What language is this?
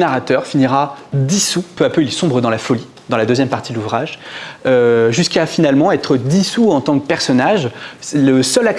French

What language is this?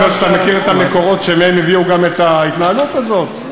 Hebrew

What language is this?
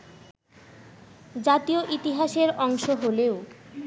Bangla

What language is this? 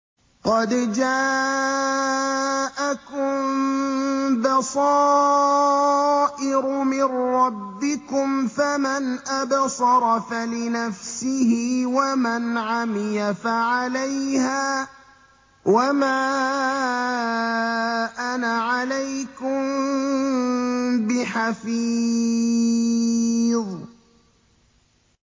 Arabic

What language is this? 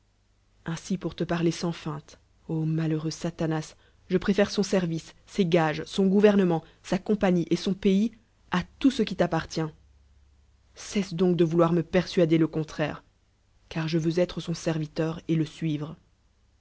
French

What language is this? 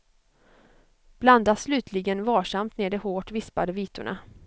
Swedish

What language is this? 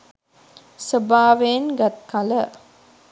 Sinhala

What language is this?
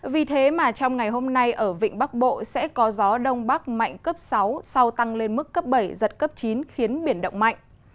Vietnamese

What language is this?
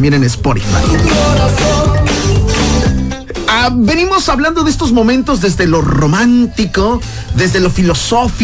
Spanish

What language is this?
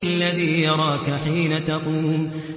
Arabic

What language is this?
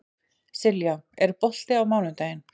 Icelandic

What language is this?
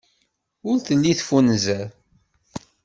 Kabyle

